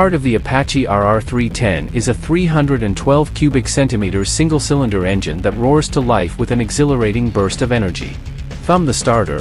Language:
English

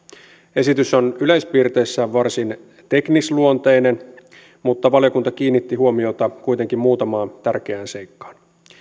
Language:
Finnish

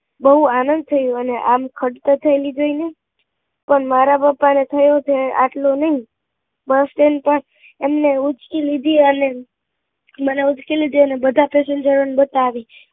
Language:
Gujarati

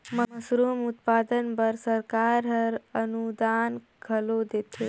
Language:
Chhattisgarhi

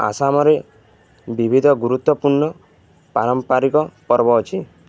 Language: Odia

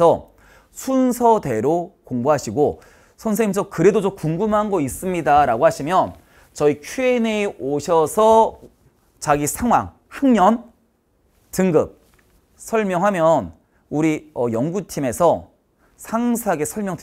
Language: Korean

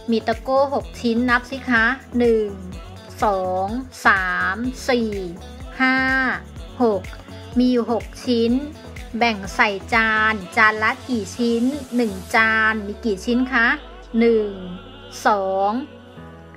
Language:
Thai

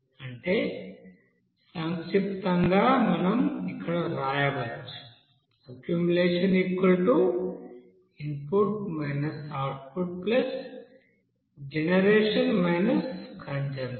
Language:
Telugu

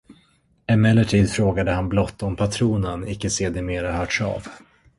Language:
Swedish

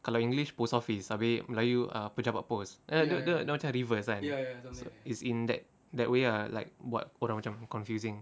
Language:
English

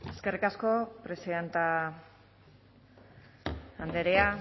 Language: Basque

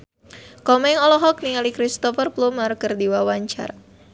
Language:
Sundanese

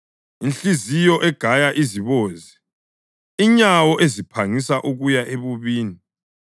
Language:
North Ndebele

